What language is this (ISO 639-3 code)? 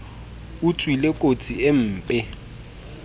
sot